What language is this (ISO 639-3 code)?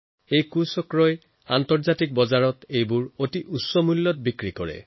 asm